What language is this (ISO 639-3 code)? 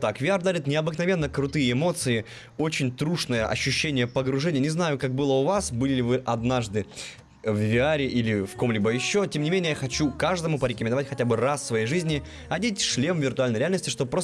rus